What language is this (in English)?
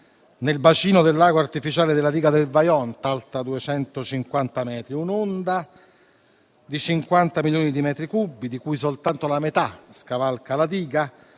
Italian